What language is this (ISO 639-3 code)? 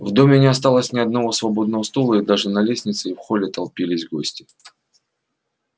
rus